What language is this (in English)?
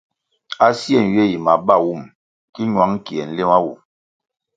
Kwasio